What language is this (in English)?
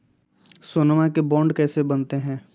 Magahi